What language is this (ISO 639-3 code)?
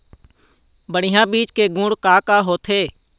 hne